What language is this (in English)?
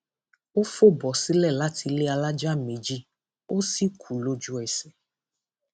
Yoruba